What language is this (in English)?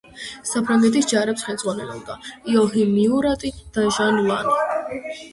Georgian